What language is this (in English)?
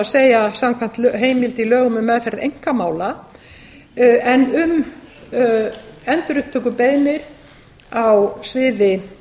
Icelandic